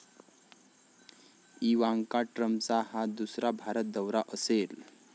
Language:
Marathi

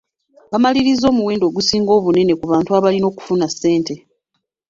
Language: Ganda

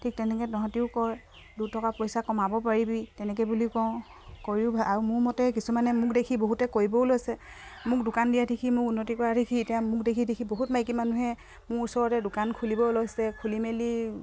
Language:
Assamese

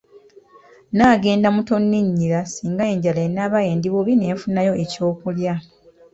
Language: Ganda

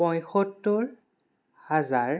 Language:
Assamese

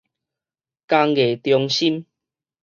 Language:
Min Nan Chinese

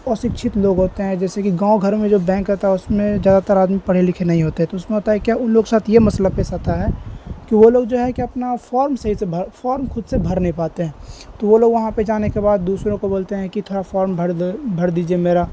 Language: Urdu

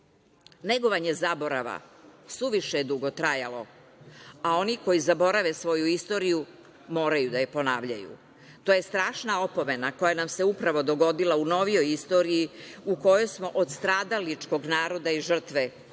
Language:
Serbian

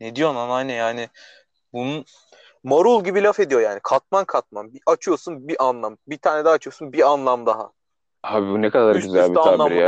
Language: Turkish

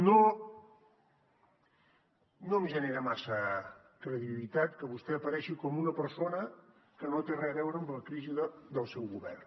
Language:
Catalan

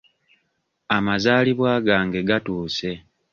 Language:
Ganda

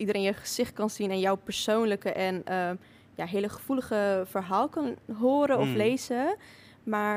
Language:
Dutch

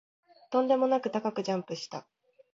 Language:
Japanese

